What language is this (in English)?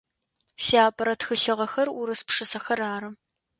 Adyghe